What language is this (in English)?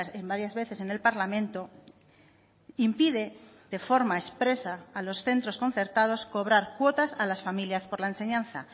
Spanish